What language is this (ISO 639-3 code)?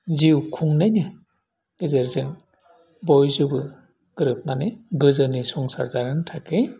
brx